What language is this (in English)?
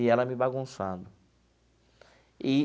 Portuguese